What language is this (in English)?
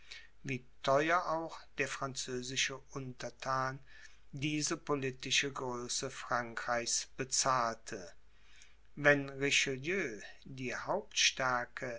German